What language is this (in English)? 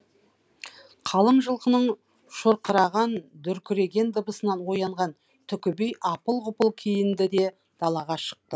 Kazakh